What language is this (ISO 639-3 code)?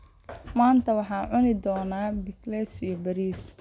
som